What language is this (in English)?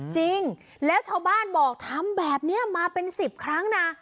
Thai